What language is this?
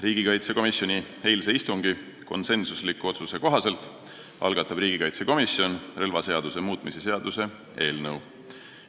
Estonian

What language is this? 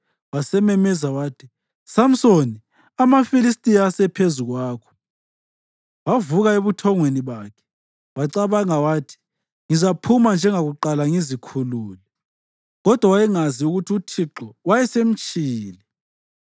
North Ndebele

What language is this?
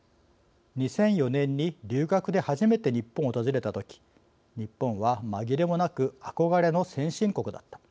Japanese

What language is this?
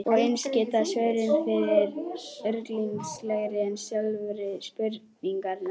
Icelandic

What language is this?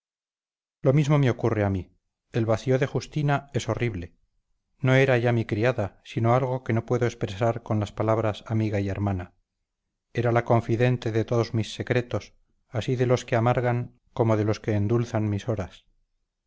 Spanish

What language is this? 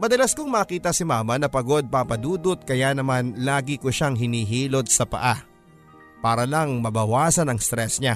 Filipino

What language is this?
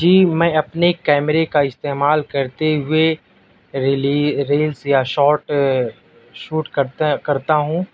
Urdu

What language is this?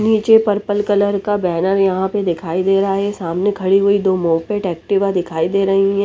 Hindi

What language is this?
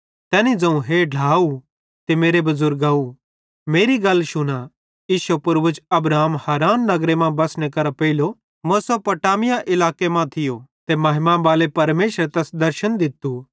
Bhadrawahi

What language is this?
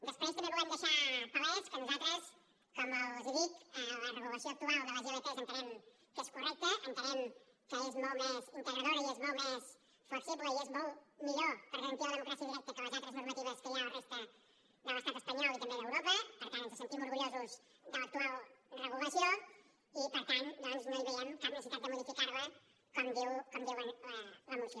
Catalan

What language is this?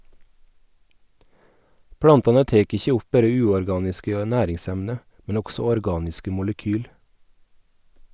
Norwegian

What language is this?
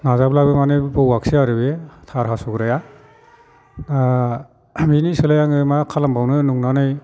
Bodo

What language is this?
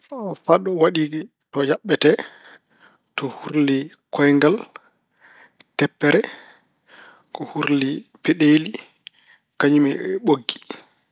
Fula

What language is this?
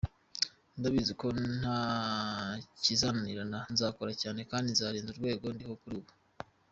Kinyarwanda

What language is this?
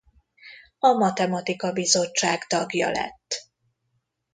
Hungarian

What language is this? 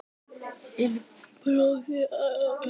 Icelandic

